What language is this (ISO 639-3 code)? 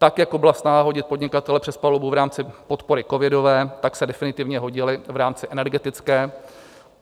ces